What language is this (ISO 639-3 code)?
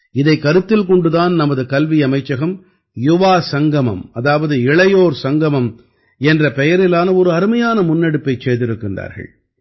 tam